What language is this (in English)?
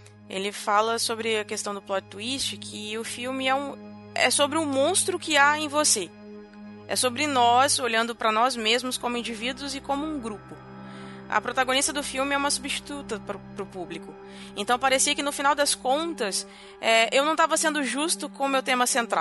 Portuguese